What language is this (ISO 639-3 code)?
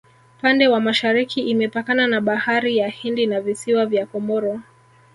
swa